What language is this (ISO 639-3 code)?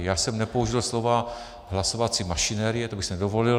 ces